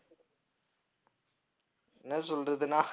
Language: Tamil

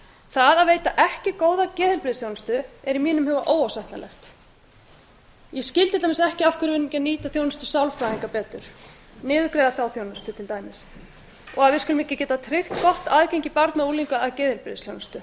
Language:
Icelandic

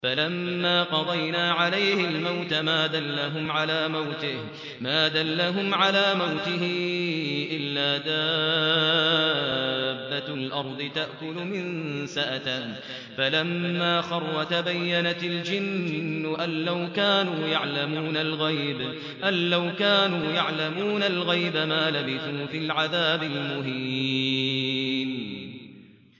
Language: Arabic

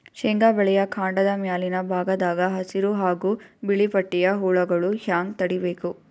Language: Kannada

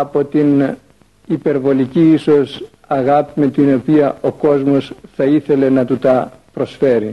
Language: Greek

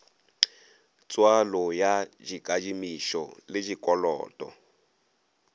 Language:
Northern Sotho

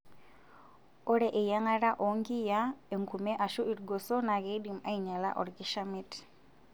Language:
Masai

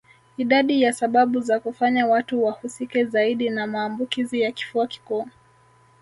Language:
Swahili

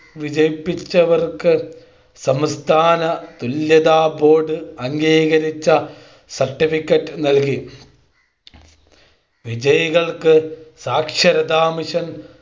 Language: Malayalam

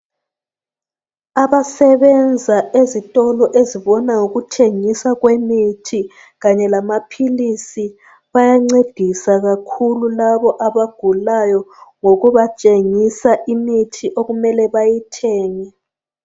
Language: North Ndebele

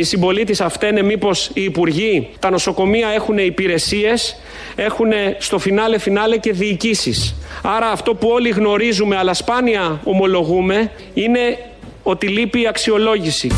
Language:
Greek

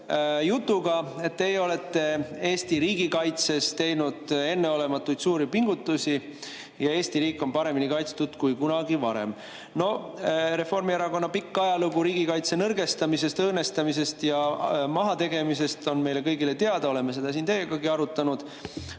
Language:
Estonian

